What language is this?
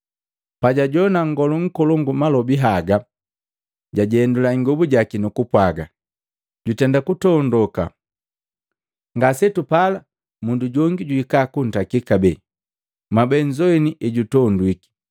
Matengo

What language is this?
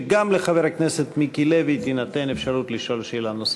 Hebrew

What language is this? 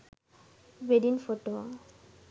Sinhala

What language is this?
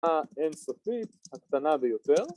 Hebrew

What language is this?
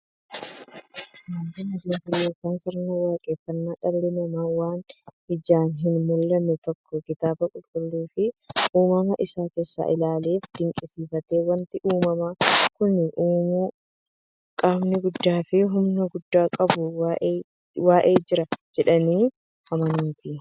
Oromo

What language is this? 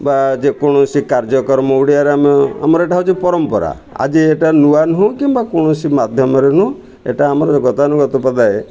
Odia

